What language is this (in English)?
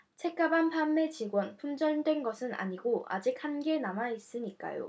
Korean